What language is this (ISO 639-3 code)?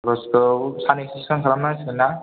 brx